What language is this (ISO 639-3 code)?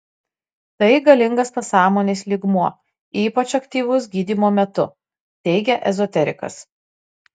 lit